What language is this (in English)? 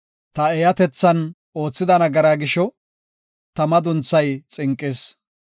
Gofa